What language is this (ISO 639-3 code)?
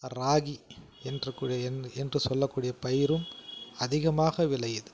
tam